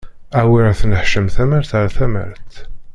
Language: Kabyle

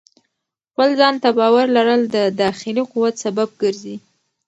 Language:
Pashto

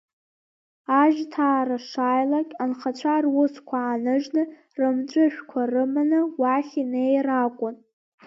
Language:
Abkhazian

